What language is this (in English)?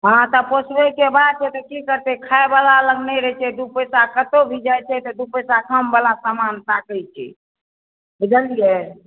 Maithili